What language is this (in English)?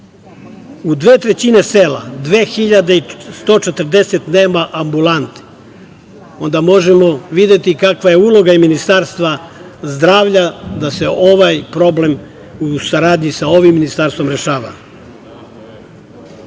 Serbian